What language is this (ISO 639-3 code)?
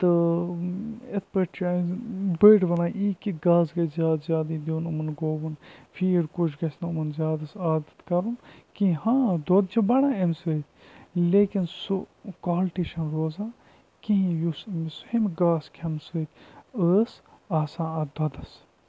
kas